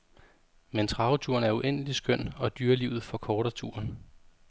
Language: Danish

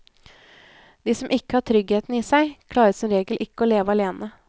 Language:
Norwegian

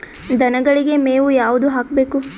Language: Kannada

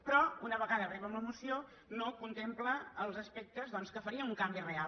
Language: Catalan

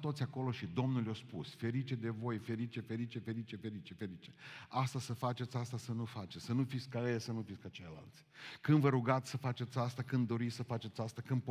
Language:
Romanian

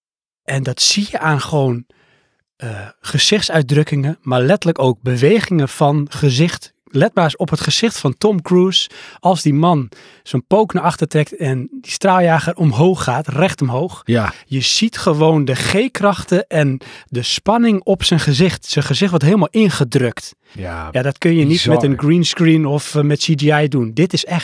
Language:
Dutch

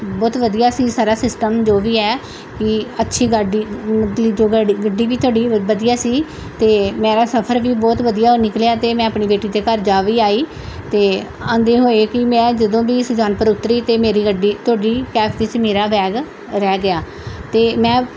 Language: Punjabi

